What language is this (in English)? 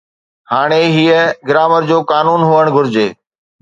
Sindhi